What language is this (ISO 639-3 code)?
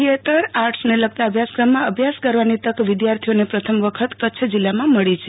guj